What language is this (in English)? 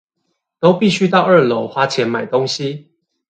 Chinese